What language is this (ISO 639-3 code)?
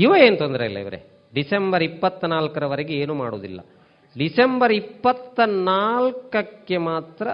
kan